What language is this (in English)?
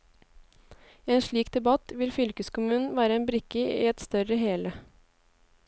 Norwegian